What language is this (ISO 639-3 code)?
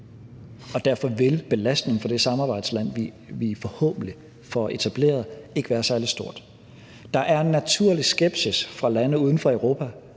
dan